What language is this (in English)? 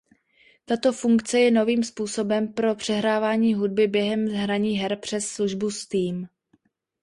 Czech